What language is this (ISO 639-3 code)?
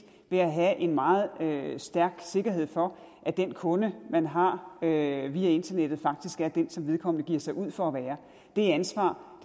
dan